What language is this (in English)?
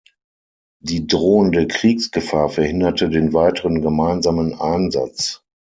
German